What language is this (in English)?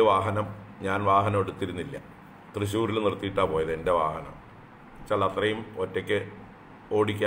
Romanian